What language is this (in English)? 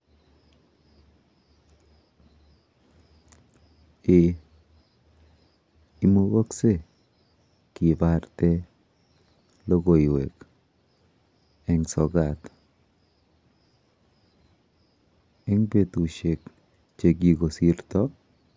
Kalenjin